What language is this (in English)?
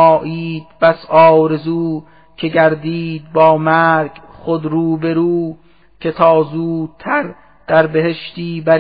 Persian